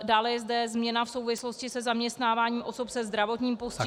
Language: Czech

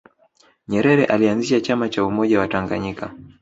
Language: Swahili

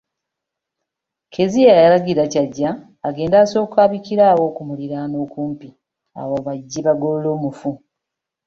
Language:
Ganda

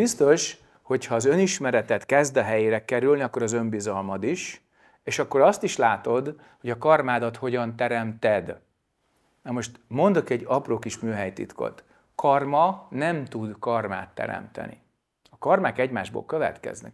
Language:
Hungarian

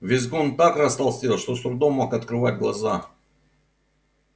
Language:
Russian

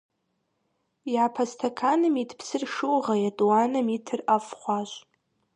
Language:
Kabardian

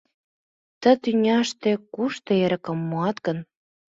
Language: Mari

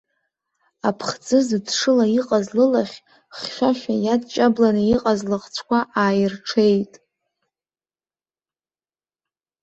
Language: Abkhazian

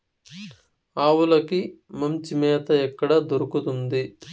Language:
Telugu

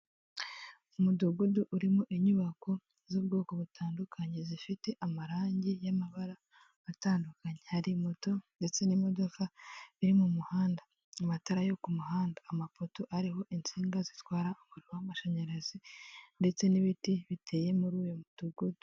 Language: Kinyarwanda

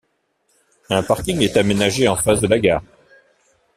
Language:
French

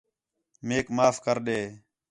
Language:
Khetrani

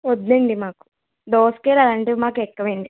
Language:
Telugu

